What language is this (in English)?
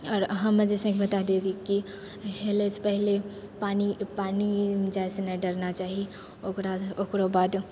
Maithili